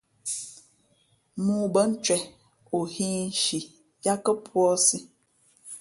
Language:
Fe'fe'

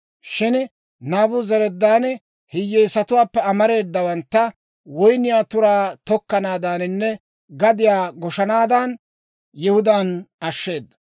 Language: Dawro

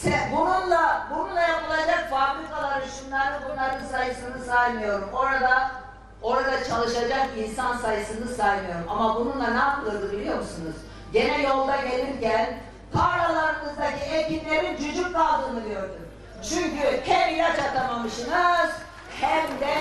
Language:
Turkish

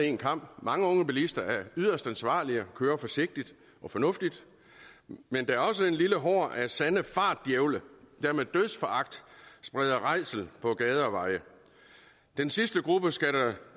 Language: Danish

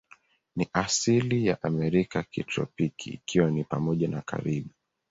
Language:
Swahili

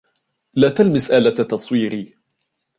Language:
Arabic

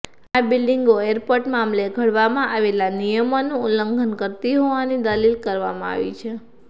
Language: Gujarati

